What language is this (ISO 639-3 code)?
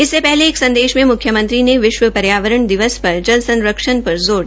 hin